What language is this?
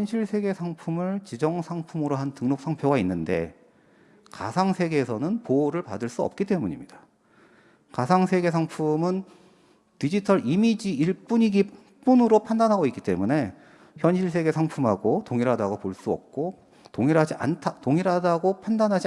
Korean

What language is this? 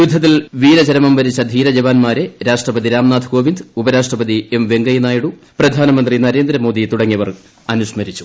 Malayalam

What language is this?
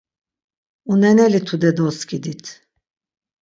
Laz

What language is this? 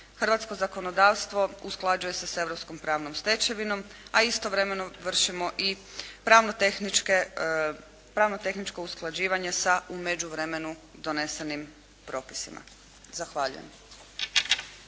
Croatian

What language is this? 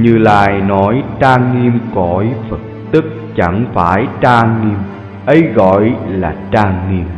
Vietnamese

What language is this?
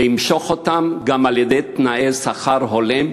Hebrew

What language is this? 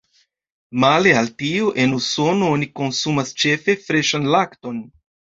Esperanto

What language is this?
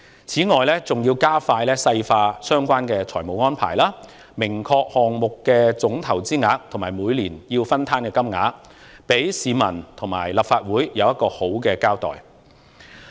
Cantonese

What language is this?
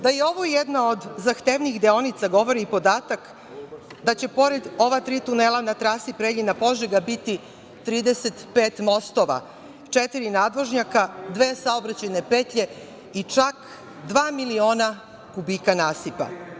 Serbian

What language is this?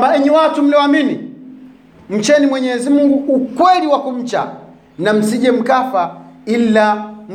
Swahili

